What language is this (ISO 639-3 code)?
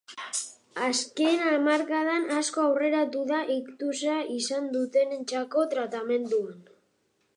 eus